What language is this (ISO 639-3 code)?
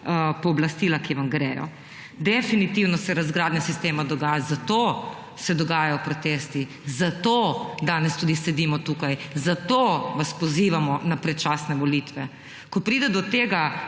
slv